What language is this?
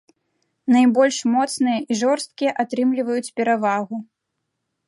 Belarusian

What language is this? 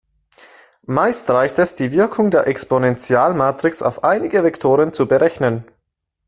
German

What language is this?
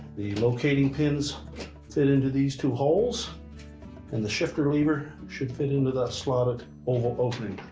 English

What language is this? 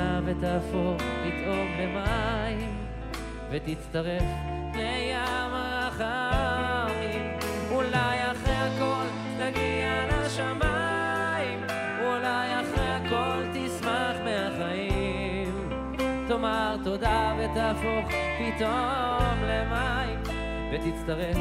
Hebrew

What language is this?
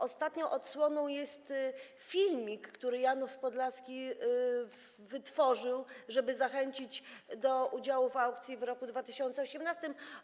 Polish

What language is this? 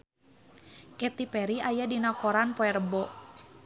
Sundanese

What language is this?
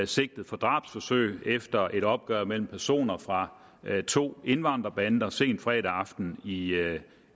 Danish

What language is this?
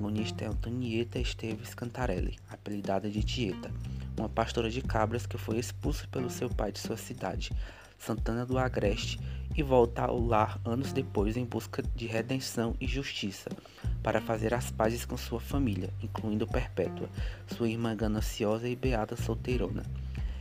Portuguese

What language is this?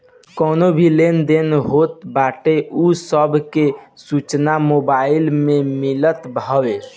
Bhojpuri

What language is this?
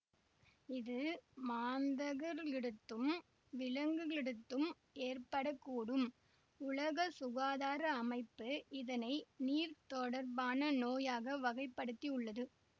Tamil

